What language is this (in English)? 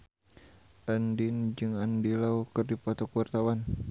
Sundanese